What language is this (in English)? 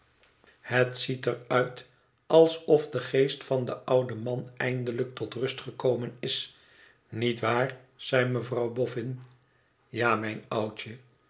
Dutch